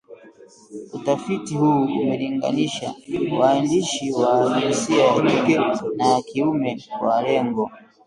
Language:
Swahili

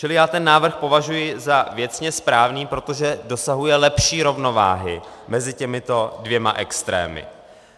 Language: Czech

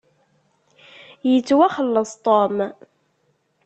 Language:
Kabyle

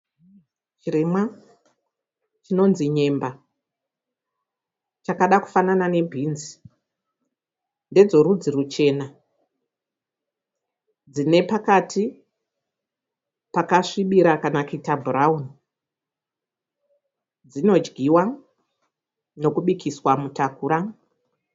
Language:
Shona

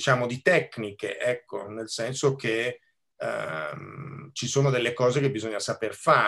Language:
Italian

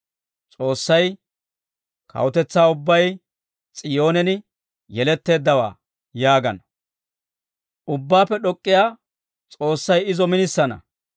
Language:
Dawro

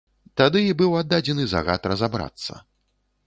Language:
Belarusian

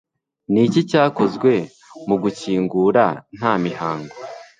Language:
Kinyarwanda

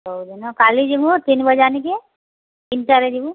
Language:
Odia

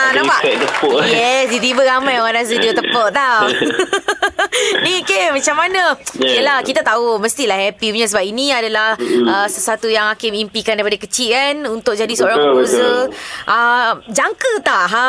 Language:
Malay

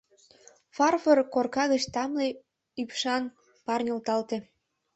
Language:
Mari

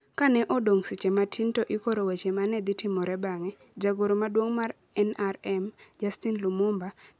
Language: Luo (Kenya and Tanzania)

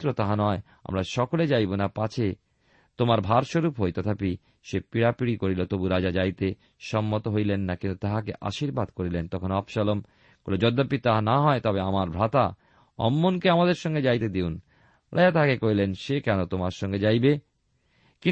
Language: Bangla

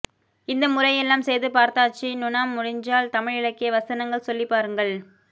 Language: Tamil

